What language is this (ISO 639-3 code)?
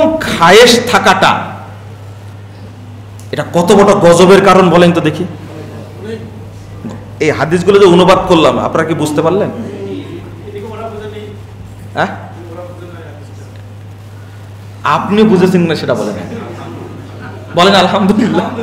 ind